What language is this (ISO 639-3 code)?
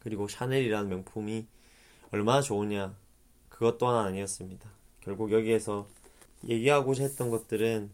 kor